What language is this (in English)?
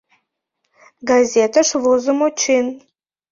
Mari